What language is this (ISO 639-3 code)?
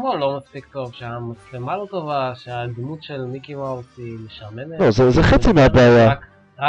heb